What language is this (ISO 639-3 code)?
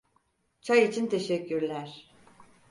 tur